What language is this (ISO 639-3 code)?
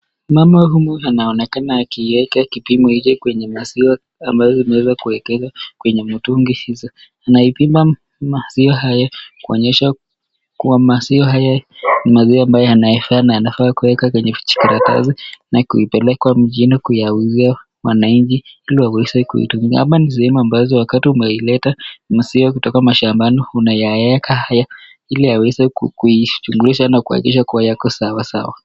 swa